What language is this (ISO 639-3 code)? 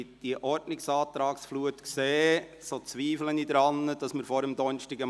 gsw